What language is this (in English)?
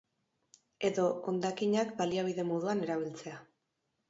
Basque